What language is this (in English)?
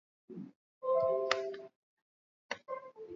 Swahili